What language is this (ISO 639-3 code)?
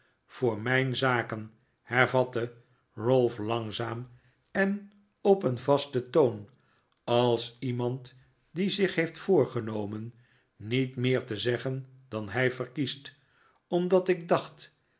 nld